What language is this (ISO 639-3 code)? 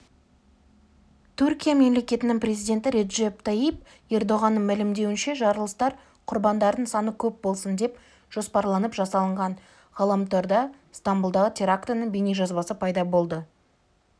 kaz